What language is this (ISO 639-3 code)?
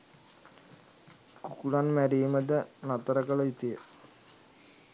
sin